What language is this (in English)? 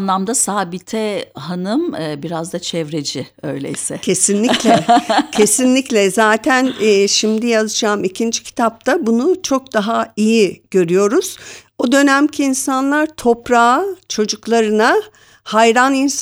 Turkish